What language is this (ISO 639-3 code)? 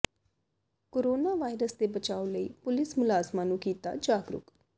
pan